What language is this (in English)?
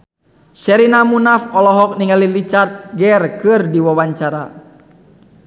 Sundanese